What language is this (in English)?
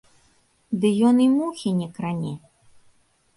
Belarusian